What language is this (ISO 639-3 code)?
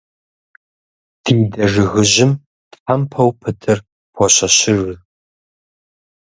kbd